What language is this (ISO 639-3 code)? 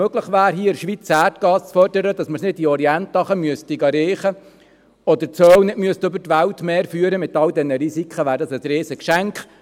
gsw